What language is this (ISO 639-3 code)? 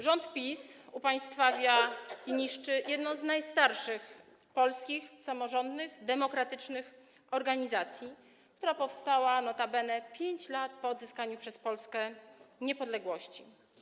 pol